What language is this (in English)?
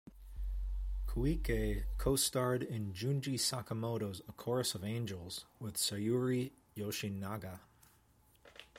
English